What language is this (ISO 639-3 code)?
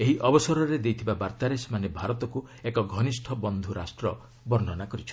ori